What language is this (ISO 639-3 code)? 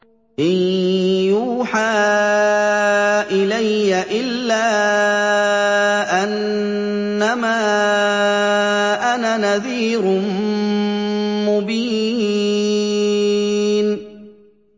ara